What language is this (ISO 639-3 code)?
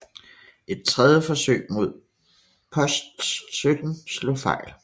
dan